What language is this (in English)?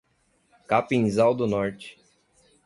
Portuguese